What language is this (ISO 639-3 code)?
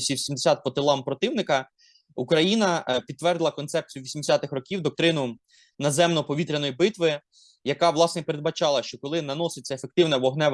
ukr